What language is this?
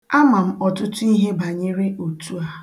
Igbo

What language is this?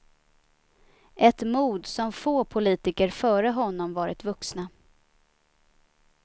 Swedish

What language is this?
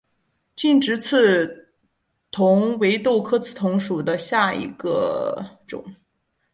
Chinese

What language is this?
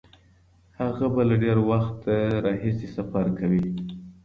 Pashto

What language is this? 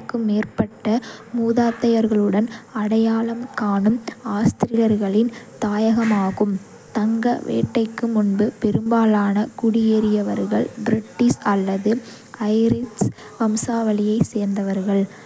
Kota (India)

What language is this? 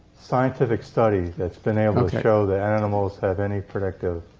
English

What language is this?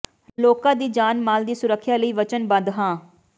Punjabi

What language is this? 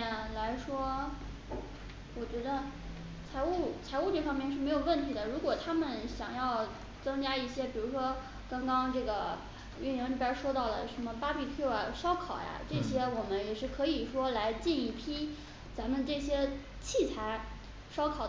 Chinese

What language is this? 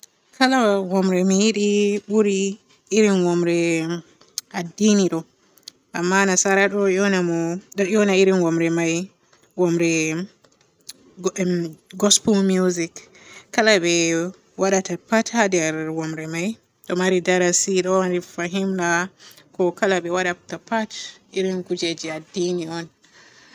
Borgu Fulfulde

